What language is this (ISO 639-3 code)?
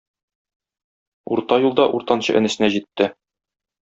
tat